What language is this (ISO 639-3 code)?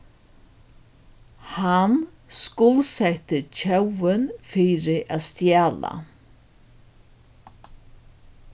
fao